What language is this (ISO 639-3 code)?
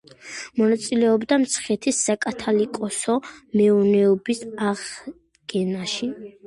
kat